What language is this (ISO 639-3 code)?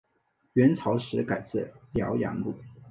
zho